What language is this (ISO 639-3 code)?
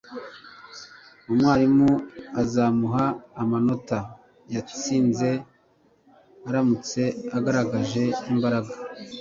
kin